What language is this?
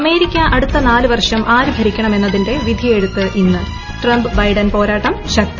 Malayalam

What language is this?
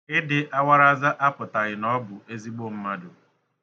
Igbo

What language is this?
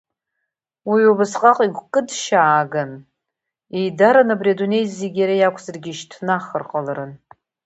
Abkhazian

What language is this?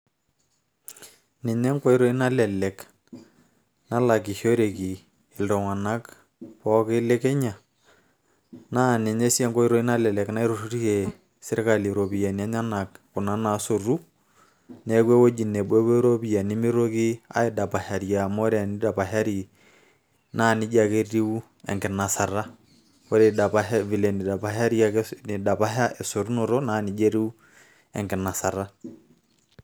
Masai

